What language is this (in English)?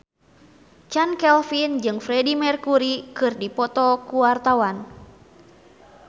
Sundanese